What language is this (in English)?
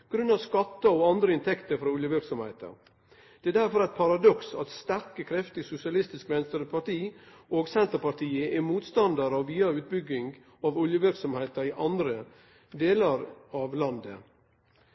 Norwegian Nynorsk